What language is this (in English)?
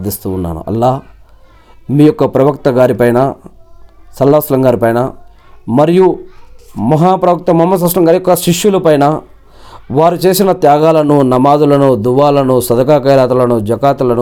Telugu